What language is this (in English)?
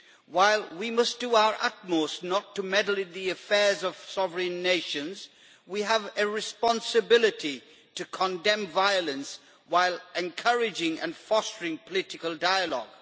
English